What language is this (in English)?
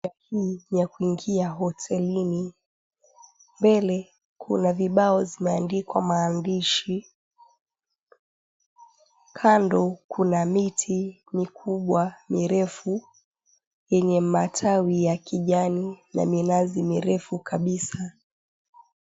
Swahili